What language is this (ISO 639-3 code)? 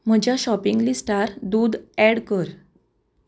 kok